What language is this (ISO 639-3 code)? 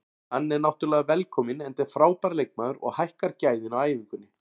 isl